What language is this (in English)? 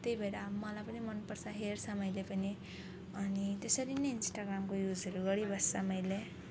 Nepali